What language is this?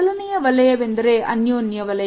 Kannada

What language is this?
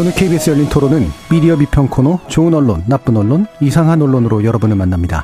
Korean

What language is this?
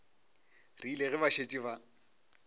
Northern Sotho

